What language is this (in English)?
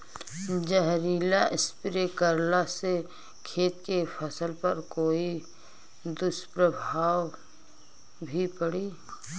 Bhojpuri